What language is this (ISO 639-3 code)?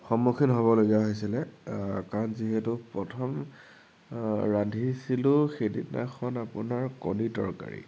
asm